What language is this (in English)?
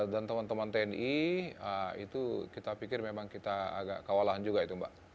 Indonesian